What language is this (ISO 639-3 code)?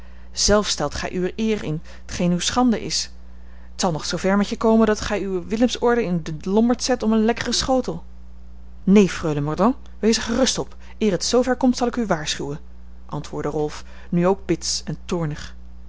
nld